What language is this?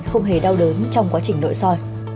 Vietnamese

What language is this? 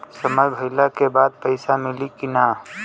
Bhojpuri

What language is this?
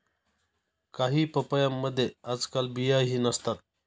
Marathi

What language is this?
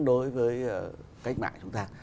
Vietnamese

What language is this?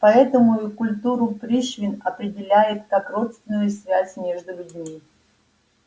Russian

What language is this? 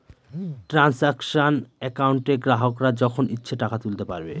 Bangla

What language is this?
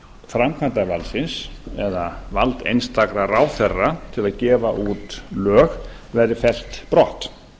Icelandic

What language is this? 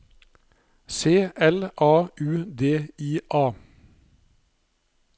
Norwegian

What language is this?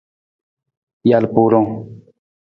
Nawdm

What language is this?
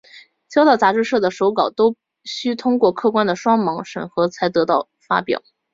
Chinese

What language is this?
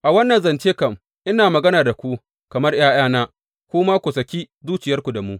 Hausa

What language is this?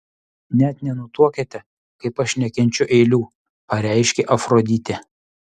Lithuanian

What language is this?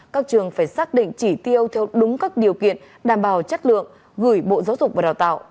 Vietnamese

